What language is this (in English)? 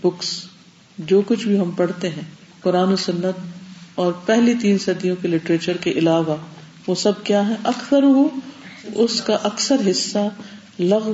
Urdu